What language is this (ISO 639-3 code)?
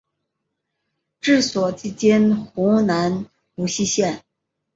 zho